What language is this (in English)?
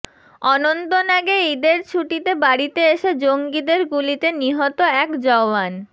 Bangla